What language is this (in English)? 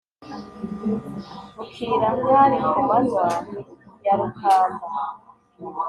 Kinyarwanda